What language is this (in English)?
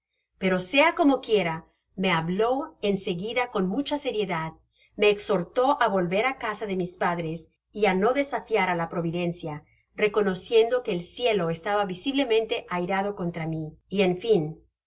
Spanish